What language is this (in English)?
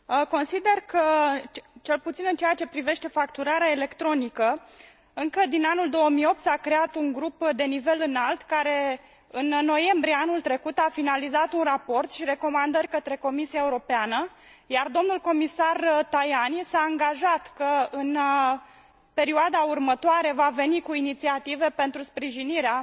Romanian